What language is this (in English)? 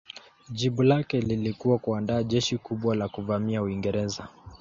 Swahili